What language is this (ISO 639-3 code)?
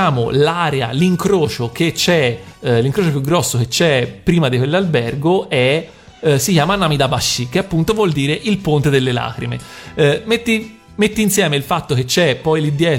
ita